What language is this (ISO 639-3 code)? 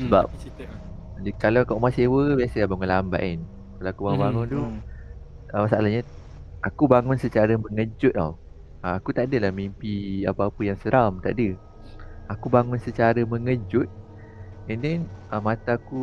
msa